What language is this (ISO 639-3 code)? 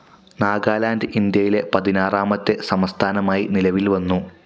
mal